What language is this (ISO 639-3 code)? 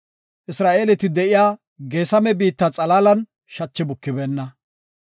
gof